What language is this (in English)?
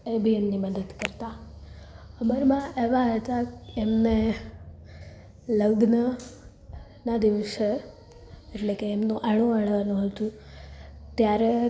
Gujarati